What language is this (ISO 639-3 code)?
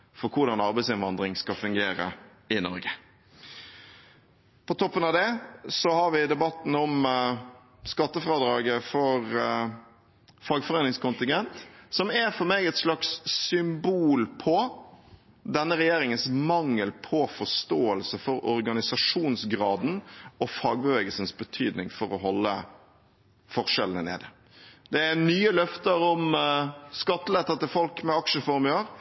nob